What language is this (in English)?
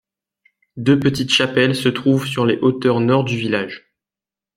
French